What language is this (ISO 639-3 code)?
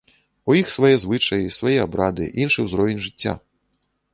bel